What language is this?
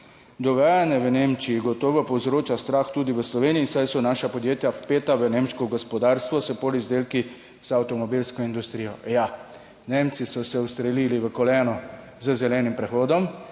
Slovenian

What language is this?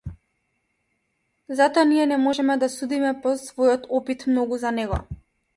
Macedonian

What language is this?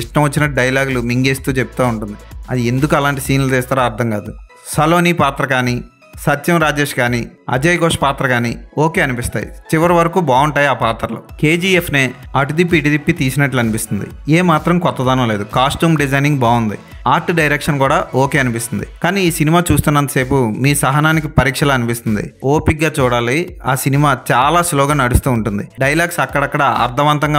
Telugu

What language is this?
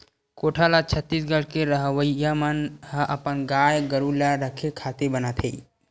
Chhattisgarhi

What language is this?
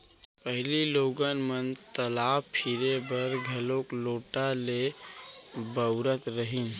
Chhattisgarhi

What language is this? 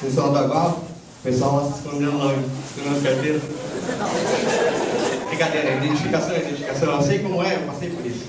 Portuguese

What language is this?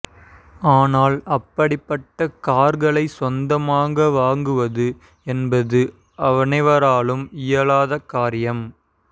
Tamil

